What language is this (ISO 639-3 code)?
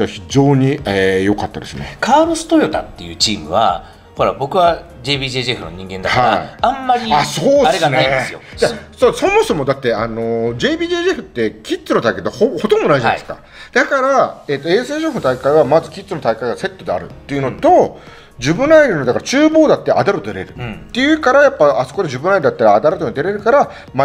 jpn